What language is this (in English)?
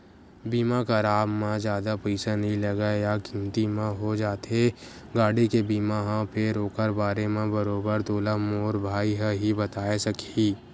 Chhattisgarhi